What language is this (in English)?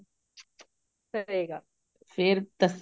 Punjabi